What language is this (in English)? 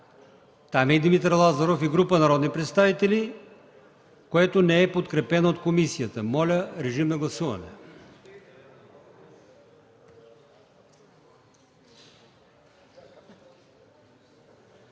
Bulgarian